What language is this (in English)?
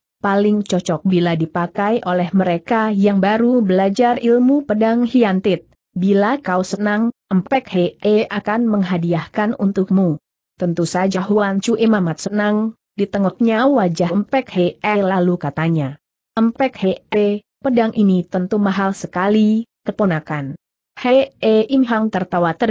Indonesian